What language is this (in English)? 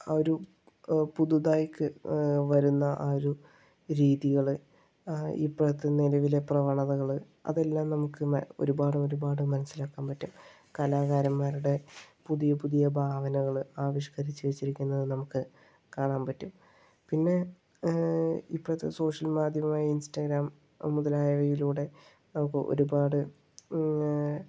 Malayalam